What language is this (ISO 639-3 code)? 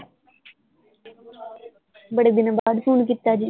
pan